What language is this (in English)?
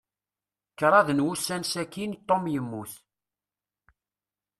Kabyle